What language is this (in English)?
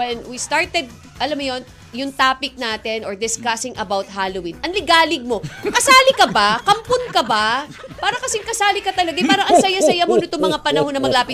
Filipino